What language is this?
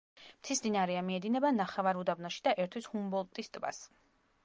Georgian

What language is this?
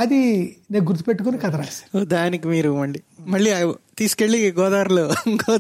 Telugu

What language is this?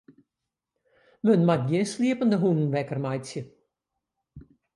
Western Frisian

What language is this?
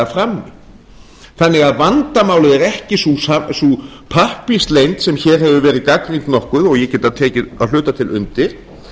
Icelandic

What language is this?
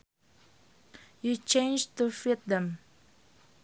Sundanese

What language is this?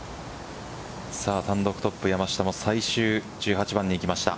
Japanese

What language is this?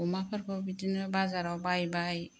Bodo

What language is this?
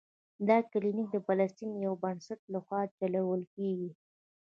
Pashto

